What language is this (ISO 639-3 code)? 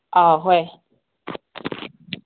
mni